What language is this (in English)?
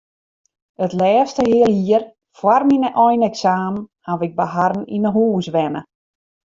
Western Frisian